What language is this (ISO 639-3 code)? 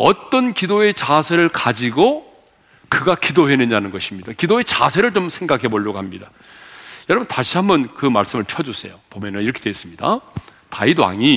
kor